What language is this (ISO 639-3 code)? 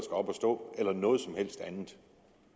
dan